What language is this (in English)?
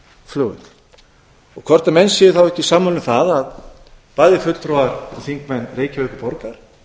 Icelandic